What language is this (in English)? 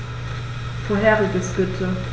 German